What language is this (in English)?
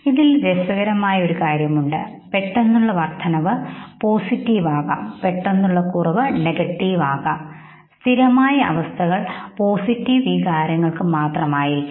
Malayalam